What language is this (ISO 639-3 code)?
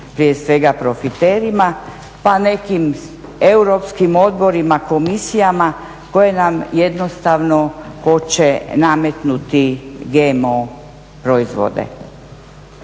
hrv